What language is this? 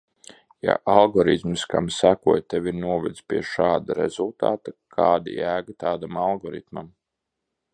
Latvian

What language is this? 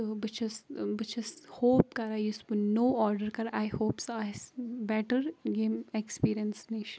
Kashmiri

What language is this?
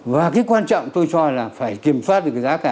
Vietnamese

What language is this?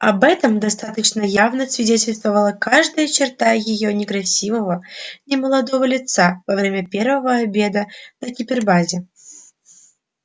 Russian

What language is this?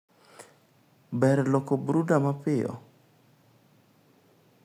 Luo (Kenya and Tanzania)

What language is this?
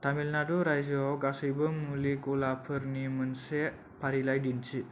Bodo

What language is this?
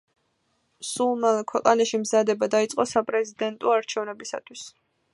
Georgian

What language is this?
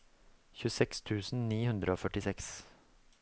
Norwegian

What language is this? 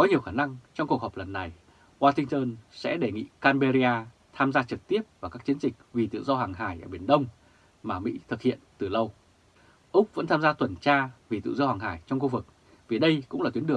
Vietnamese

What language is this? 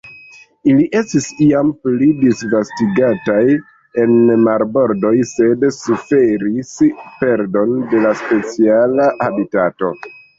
Esperanto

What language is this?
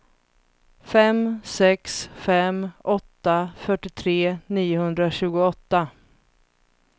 Swedish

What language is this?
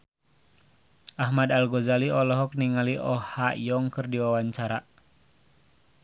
Sundanese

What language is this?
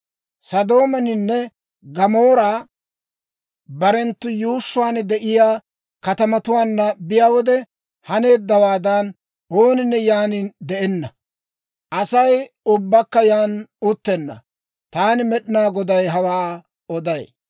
Dawro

